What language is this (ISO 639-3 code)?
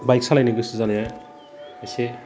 brx